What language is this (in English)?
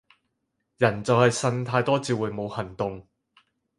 Cantonese